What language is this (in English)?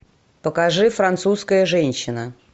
Russian